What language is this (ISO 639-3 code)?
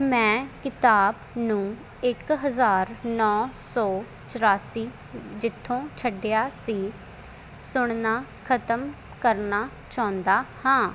pan